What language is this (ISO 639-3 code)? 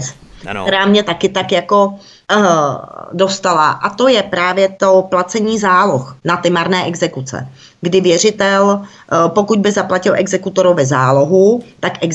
ces